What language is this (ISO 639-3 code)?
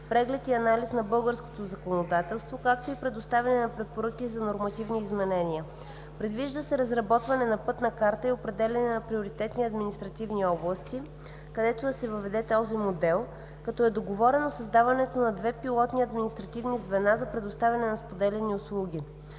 bul